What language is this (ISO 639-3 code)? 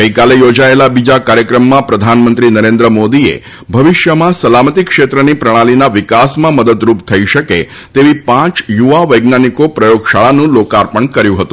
guj